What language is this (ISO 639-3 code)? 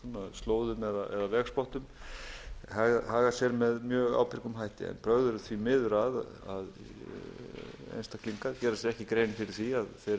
isl